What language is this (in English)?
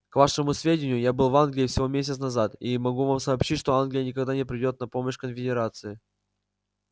Russian